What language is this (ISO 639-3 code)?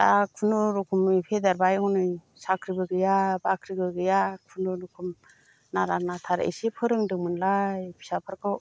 brx